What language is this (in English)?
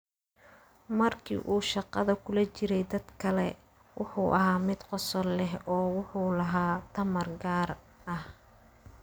Somali